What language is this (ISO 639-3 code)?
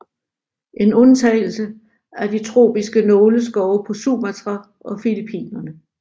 dan